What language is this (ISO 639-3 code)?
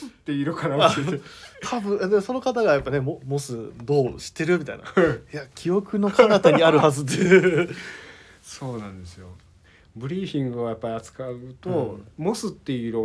jpn